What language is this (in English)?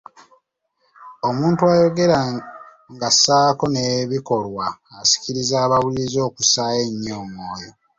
Ganda